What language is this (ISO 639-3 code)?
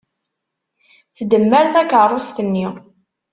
kab